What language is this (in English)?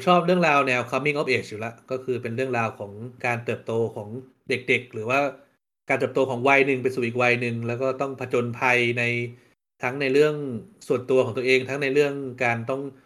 Thai